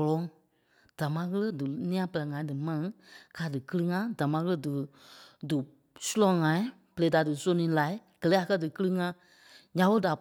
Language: Kpelle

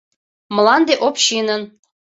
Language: Mari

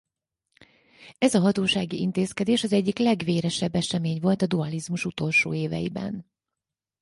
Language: Hungarian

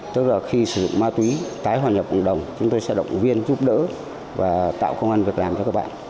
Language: Vietnamese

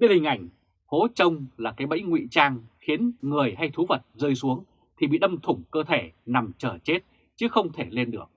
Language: Vietnamese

